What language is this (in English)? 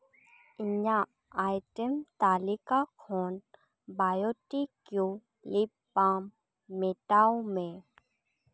Santali